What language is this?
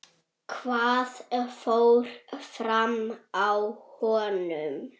Icelandic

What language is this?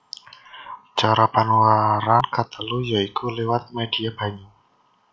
Javanese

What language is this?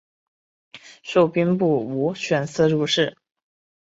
Chinese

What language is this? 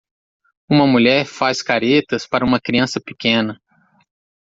Portuguese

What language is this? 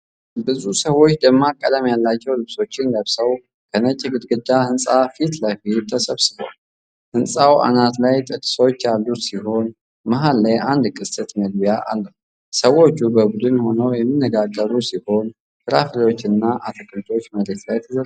Amharic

